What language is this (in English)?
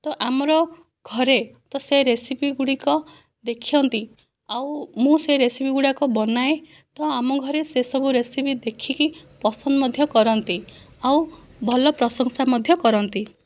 Odia